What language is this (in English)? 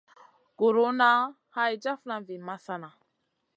Masana